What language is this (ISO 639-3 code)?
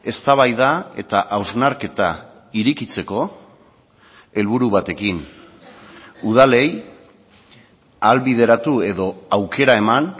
eus